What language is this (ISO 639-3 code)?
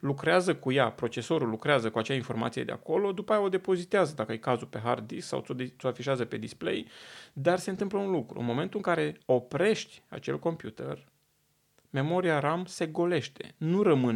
ron